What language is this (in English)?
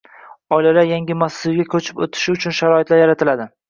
Uzbek